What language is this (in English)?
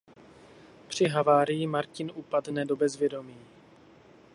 Czech